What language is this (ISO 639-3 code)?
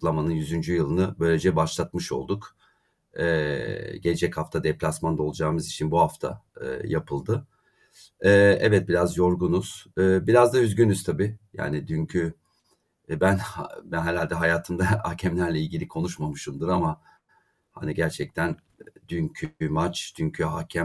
tur